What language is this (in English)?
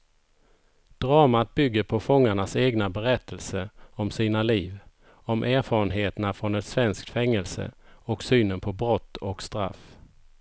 Swedish